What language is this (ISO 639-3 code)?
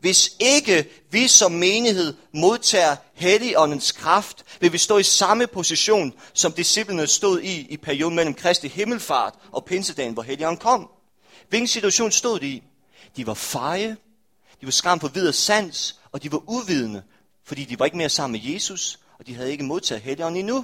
dan